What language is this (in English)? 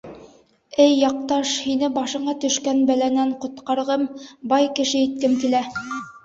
Bashkir